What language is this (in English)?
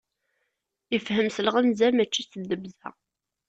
Kabyle